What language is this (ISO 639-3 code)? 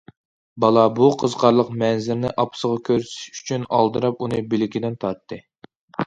uig